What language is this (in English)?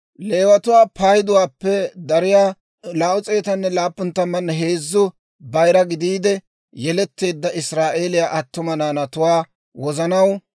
Dawro